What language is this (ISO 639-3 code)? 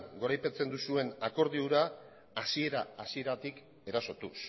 eus